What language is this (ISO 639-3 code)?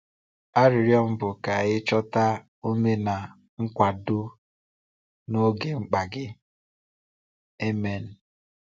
ibo